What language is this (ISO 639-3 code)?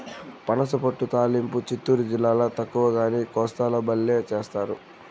tel